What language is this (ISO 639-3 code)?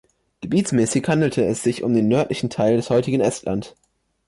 deu